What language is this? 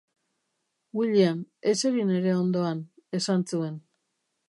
Basque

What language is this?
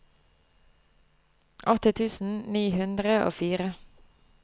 Norwegian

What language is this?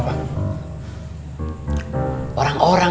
Indonesian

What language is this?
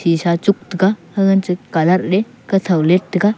Wancho Naga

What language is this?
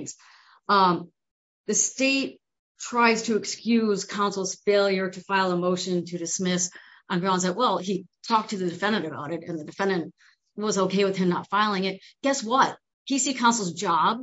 English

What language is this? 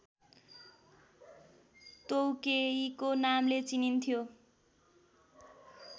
Nepali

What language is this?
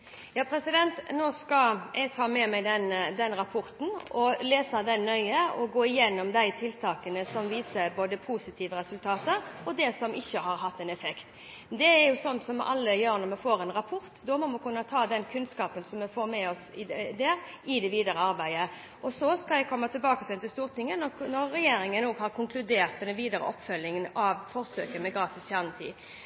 Norwegian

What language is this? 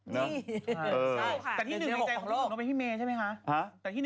Thai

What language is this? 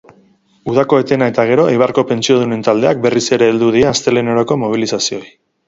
Basque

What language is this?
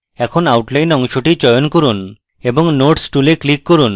Bangla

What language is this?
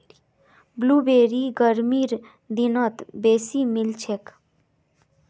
Magahi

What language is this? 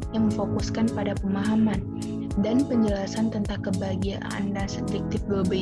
Indonesian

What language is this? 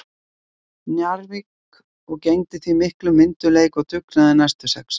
Icelandic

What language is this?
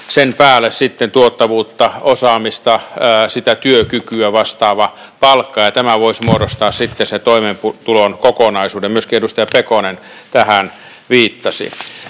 Finnish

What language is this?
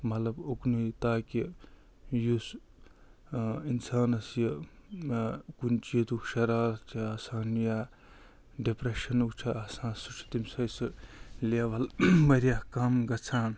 Kashmiri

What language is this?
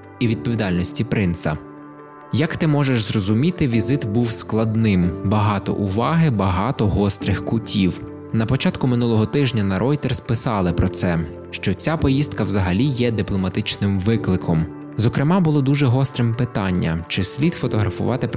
Ukrainian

